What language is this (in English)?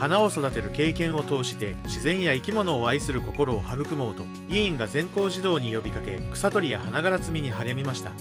Japanese